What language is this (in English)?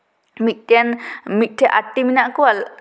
Santali